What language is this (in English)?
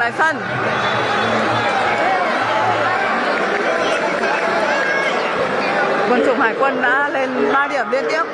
Vietnamese